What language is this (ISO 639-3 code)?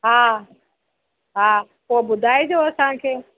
snd